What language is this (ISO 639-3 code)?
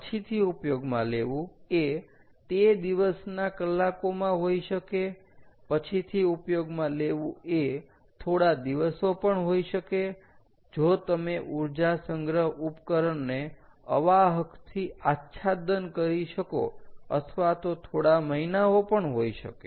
guj